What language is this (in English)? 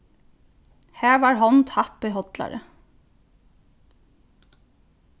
Faroese